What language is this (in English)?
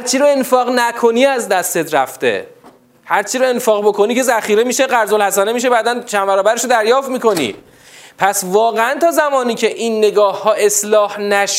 Persian